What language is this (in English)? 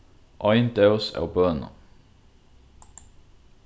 Faroese